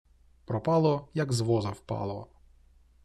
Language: Ukrainian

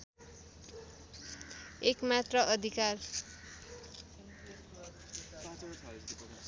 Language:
Nepali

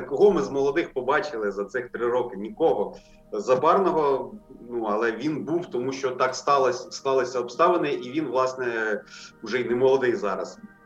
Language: Ukrainian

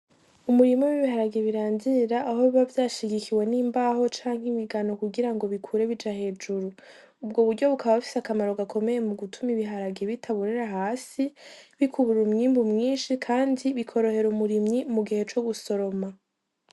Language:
Rundi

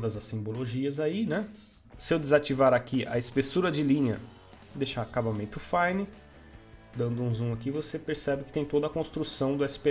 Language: Portuguese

